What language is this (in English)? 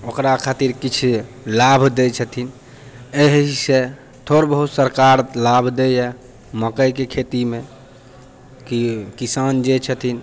Maithili